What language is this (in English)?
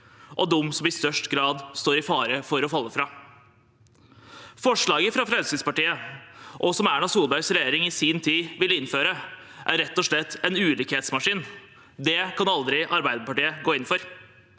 Norwegian